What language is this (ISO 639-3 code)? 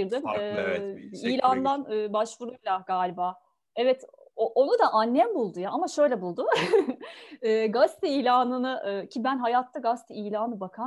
tur